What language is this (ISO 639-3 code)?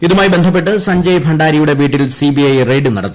mal